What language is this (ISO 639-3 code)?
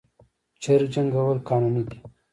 pus